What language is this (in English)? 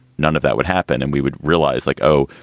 English